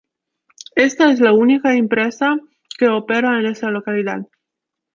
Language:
Spanish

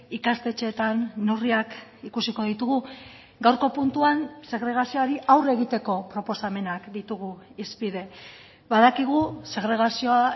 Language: Basque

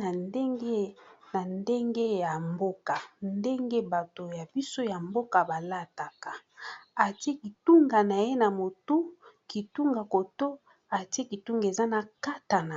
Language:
Lingala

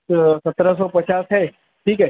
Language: Urdu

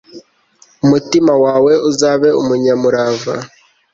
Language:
Kinyarwanda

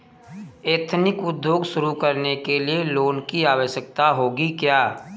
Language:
Hindi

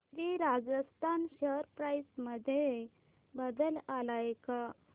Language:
Marathi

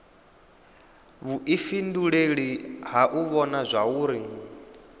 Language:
Venda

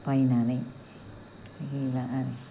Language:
Bodo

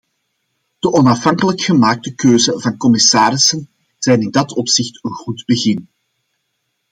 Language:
Dutch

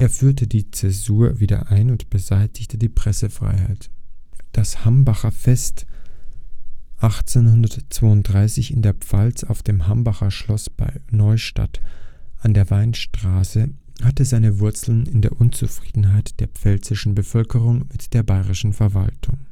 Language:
German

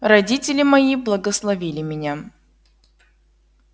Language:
Russian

